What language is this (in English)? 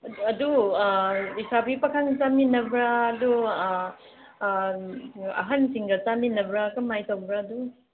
Manipuri